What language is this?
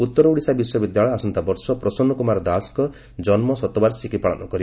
Odia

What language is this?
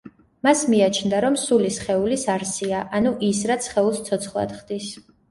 Georgian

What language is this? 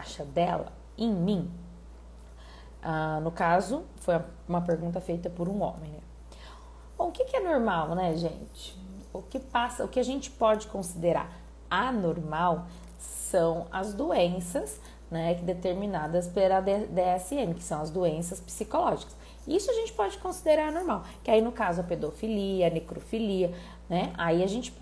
Portuguese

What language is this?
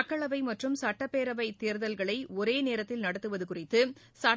Tamil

